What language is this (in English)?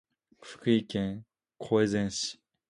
Japanese